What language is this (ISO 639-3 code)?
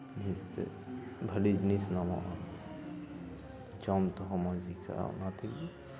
sat